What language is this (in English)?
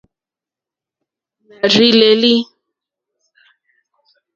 Mokpwe